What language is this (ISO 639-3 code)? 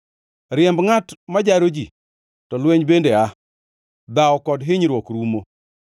luo